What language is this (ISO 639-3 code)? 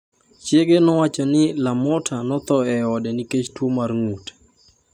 luo